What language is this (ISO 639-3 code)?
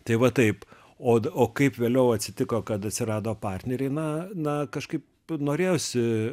lit